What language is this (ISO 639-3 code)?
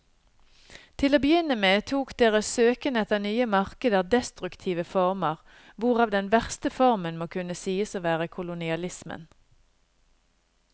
nor